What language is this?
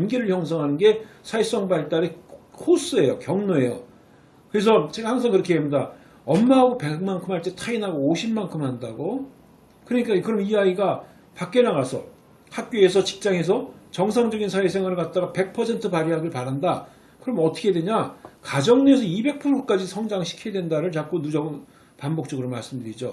Korean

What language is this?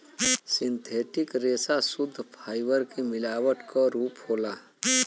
Bhojpuri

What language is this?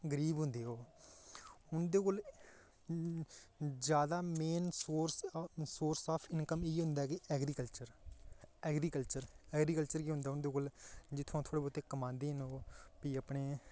Dogri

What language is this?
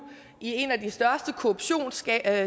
Danish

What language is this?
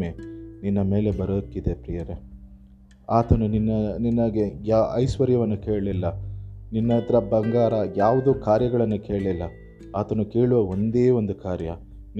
Tamil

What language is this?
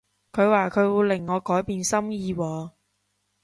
Cantonese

